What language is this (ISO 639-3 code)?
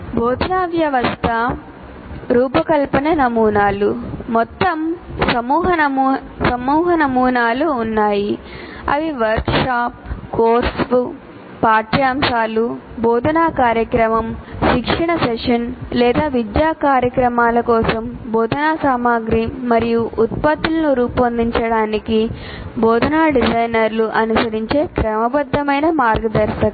tel